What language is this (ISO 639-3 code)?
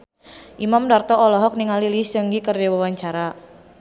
sun